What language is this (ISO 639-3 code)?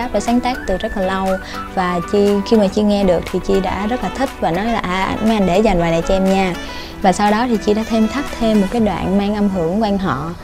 vie